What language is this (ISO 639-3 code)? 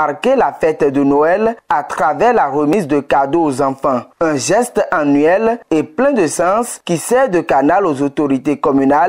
fra